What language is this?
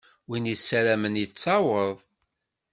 Kabyle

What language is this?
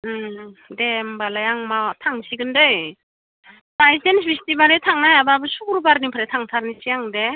Bodo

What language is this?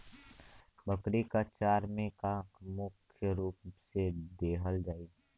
Bhojpuri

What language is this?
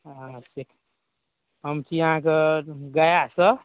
Maithili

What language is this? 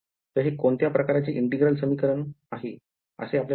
Marathi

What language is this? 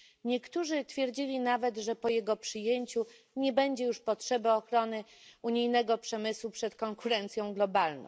Polish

